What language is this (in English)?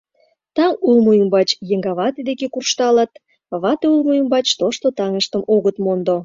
Mari